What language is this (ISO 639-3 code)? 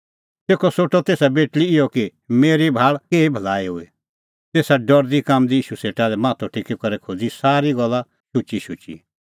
kfx